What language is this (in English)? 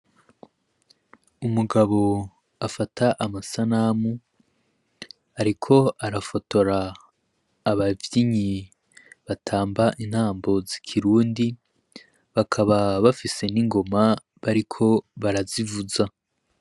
Rundi